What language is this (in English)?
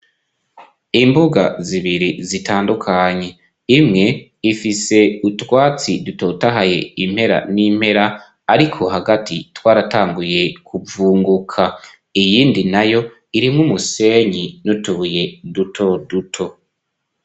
Rundi